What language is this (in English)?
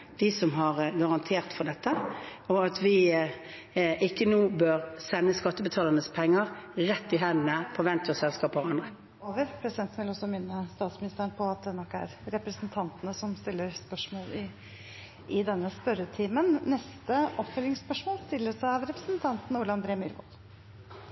Norwegian Bokmål